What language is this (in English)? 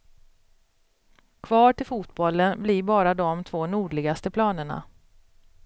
Swedish